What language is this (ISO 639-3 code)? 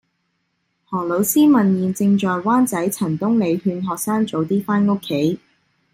yue